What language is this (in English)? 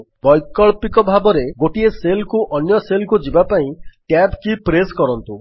Odia